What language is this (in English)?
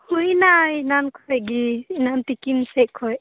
Santali